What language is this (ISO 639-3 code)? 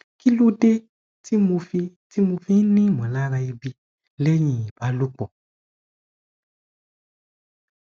yor